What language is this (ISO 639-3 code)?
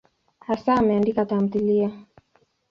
swa